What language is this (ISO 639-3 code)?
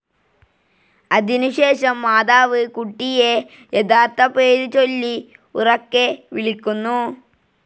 mal